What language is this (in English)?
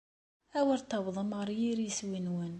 Kabyle